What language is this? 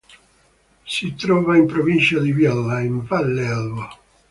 Italian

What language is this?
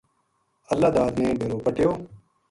Gujari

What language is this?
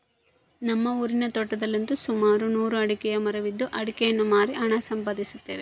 Kannada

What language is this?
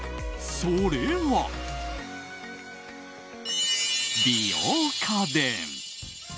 Japanese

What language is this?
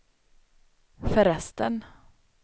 Swedish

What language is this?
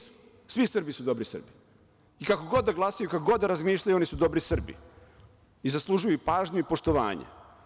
Serbian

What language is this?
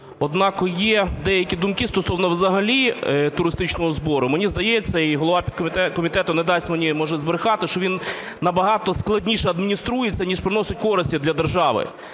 Ukrainian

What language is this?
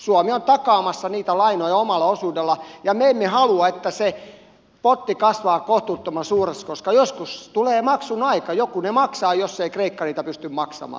Finnish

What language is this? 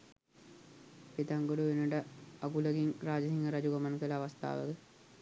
Sinhala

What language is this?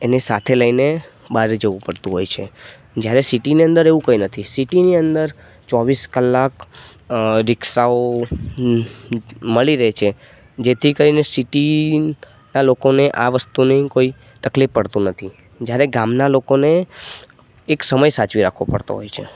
Gujarati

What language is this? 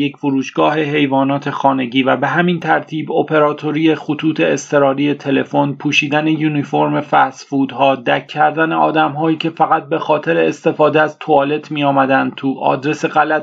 Persian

